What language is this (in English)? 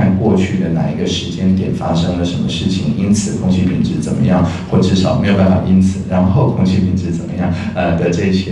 Chinese